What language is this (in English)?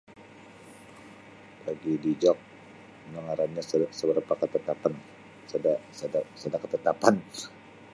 Sabah Bisaya